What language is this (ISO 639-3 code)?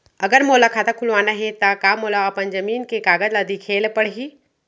hne